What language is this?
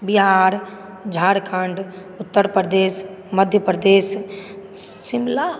Maithili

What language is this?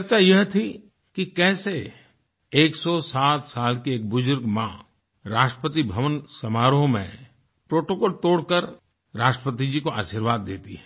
Hindi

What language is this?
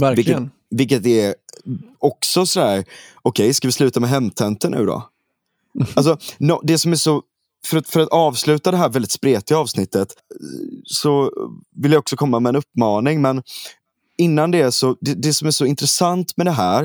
Swedish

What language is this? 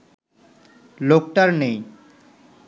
Bangla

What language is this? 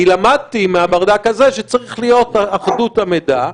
Hebrew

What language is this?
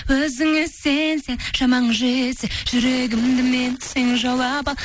Kazakh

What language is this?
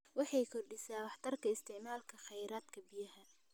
Somali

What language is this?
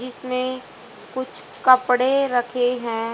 Hindi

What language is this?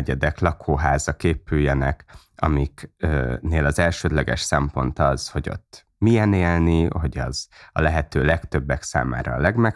Hungarian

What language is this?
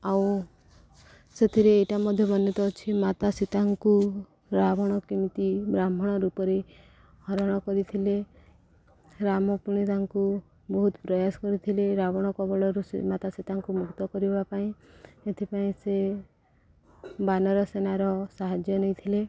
Odia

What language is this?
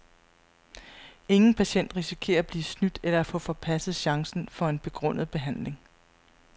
Danish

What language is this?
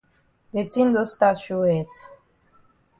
Cameroon Pidgin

